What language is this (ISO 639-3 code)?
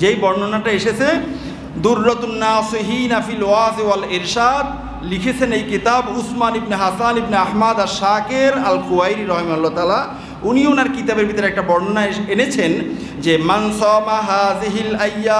ben